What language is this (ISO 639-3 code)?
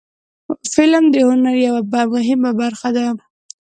pus